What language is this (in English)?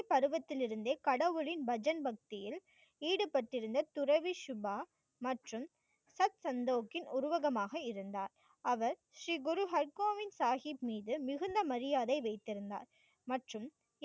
Tamil